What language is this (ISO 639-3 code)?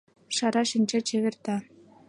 chm